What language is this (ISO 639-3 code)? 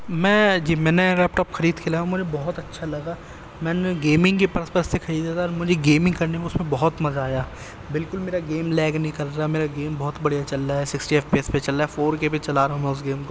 urd